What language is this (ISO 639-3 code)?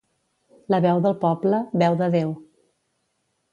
cat